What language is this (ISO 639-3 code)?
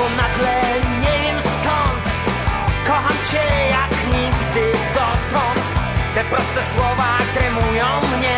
pol